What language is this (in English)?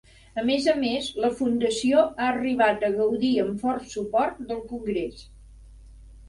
Catalan